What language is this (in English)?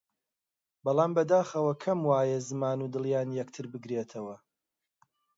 Central Kurdish